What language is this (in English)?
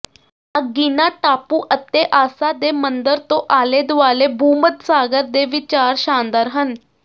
Punjabi